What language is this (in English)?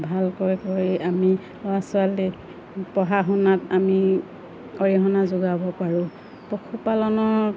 Assamese